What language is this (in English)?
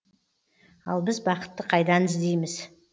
Kazakh